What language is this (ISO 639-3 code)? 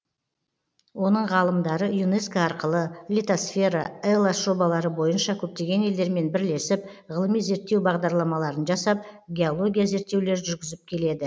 kaz